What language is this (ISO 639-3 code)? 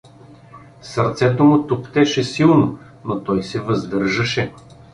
bul